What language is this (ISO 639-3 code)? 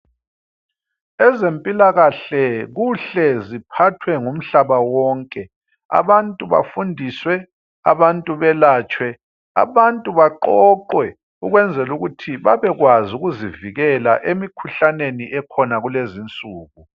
nde